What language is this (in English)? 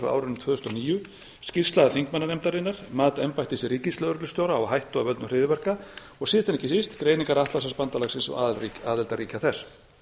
Icelandic